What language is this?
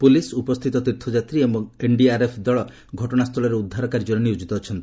Odia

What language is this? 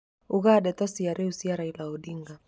Kikuyu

